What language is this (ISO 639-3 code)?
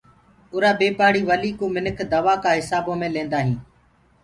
ggg